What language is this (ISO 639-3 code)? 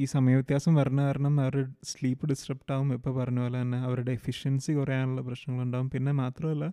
mal